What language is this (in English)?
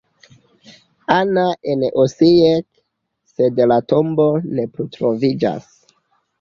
Esperanto